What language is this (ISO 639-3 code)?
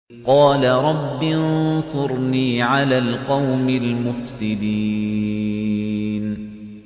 ara